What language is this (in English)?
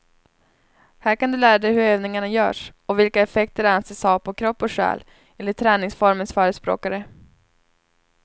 Swedish